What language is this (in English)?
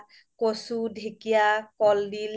Assamese